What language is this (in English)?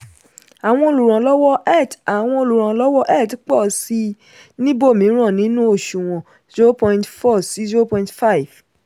Yoruba